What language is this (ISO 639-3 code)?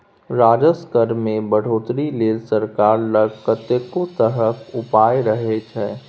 mai